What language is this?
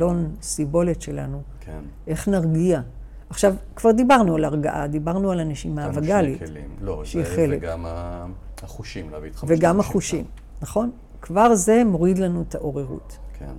Hebrew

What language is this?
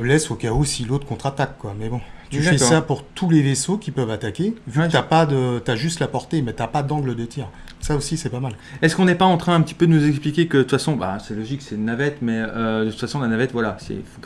French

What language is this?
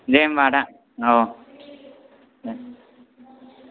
Bodo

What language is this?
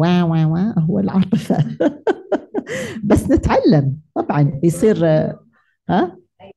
Arabic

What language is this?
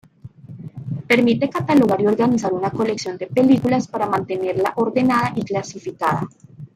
Spanish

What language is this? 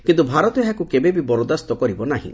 Odia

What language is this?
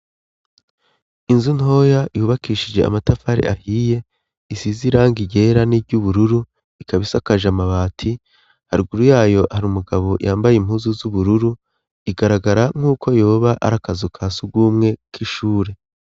Rundi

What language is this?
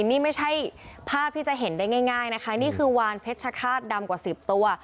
Thai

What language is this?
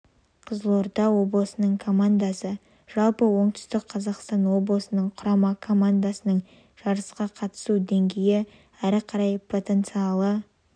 Kazakh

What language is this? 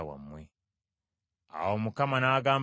Ganda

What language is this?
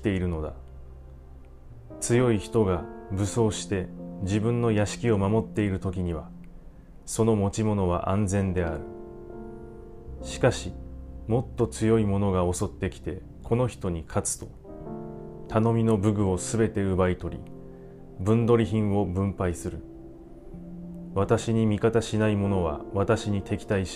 Japanese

